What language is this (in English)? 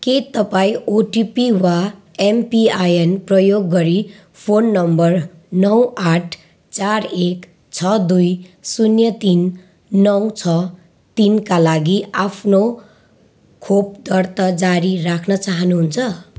Nepali